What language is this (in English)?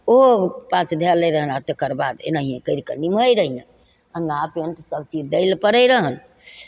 Maithili